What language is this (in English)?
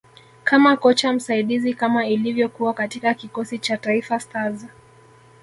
Swahili